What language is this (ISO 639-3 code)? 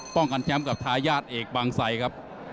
tha